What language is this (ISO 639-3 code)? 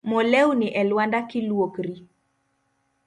luo